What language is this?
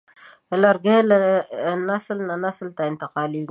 Pashto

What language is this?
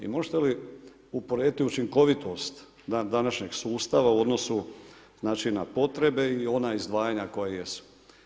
Croatian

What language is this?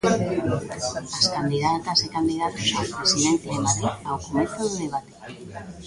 Galician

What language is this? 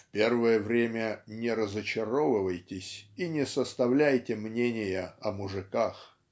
Russian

